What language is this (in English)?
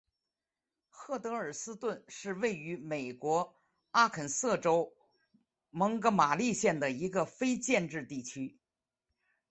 Chinese